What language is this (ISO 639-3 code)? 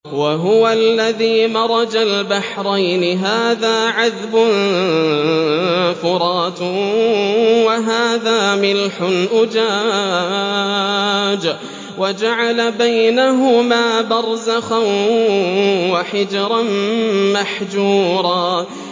ara